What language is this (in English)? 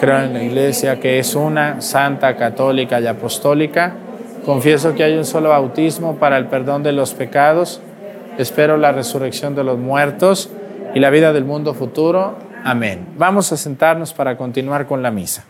Spanish